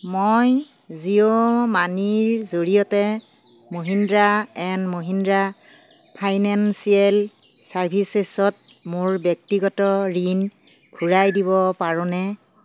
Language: Assamese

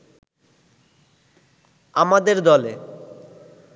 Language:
Bangla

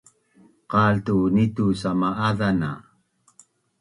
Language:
Bunun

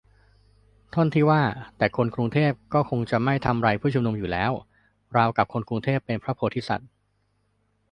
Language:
Thai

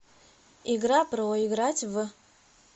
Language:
Russian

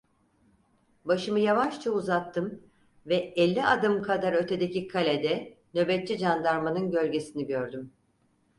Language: Turkish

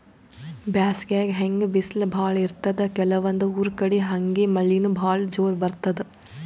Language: Kannada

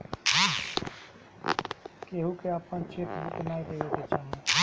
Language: Bhojpuri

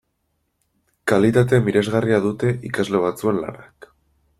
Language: Basque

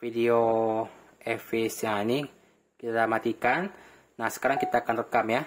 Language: Indonesian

